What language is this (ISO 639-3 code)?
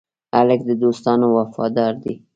pus